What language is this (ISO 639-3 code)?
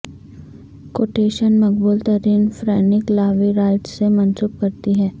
urd